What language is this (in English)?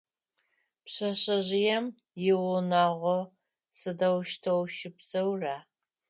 Adyghe